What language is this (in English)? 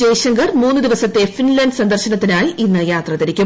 Malayalam